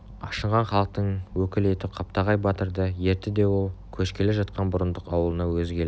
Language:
Kazakh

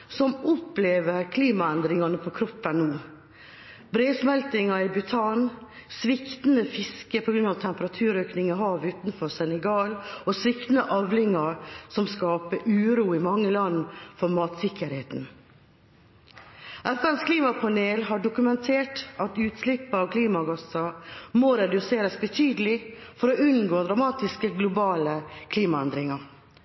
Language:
Norwegian Bokmål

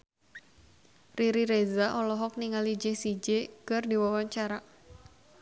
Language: Sundanese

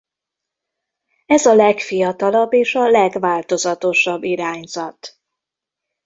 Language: Hungarian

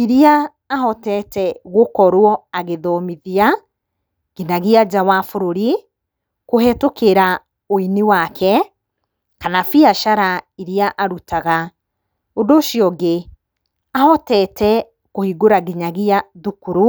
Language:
Kikuyu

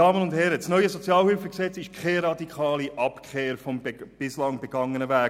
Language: Swiss German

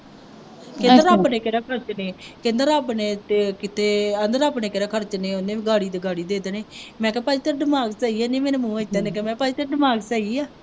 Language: Punjabi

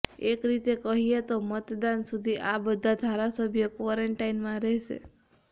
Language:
Gujarati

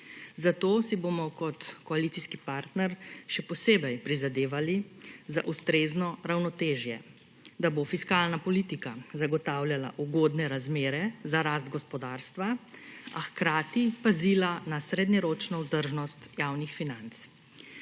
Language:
Slovenian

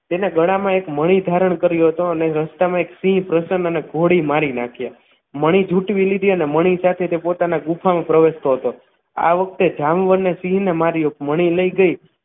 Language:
Gujarati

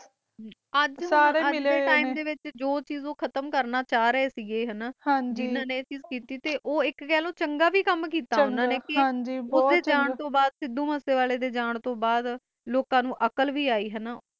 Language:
Punjabi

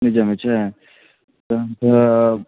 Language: Maithili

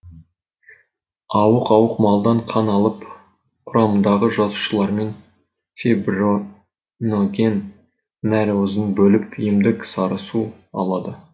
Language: Kazakh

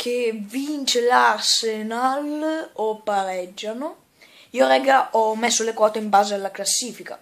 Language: Italian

